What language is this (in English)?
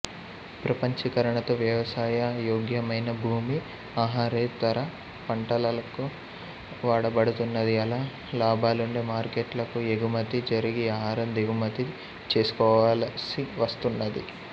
Telugu